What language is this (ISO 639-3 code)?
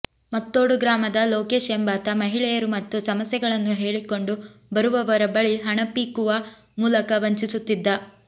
kan